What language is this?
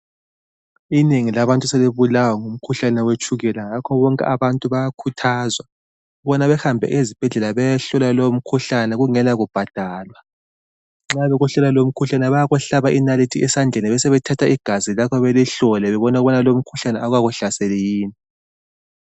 North Ndebele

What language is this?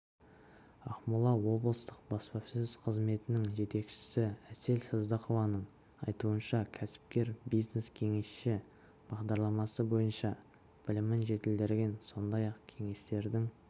Kazakh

